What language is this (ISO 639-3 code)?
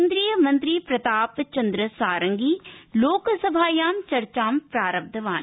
san